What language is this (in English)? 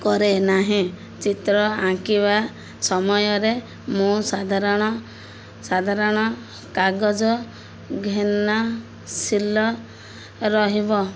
Odia